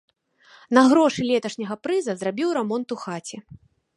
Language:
Belarusian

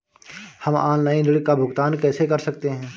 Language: Hindi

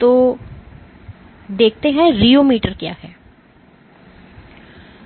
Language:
Hindi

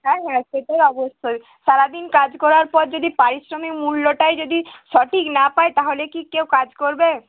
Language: Bangla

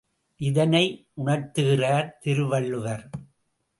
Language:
Tamil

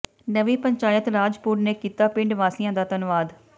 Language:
Punjabi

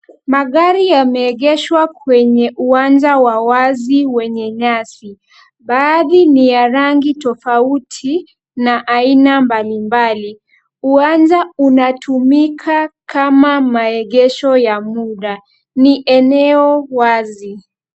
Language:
Swahili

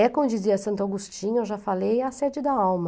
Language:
Portuguese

